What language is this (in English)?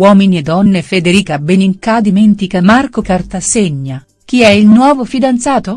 Italian